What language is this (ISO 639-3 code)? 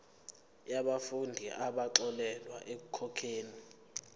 zul